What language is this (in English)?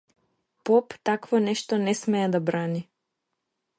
Macedonian